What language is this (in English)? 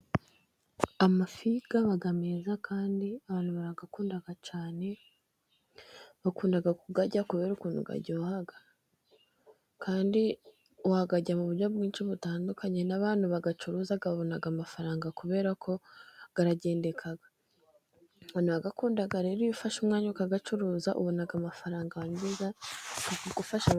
Kinyarwanda